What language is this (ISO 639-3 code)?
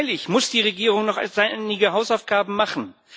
deu